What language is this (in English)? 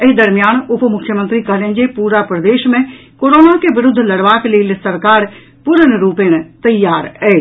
Maithili